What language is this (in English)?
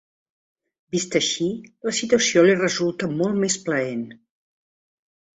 Catalan